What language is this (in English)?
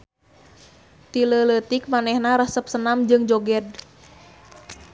Sundanese